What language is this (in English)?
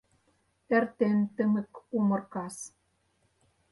Mari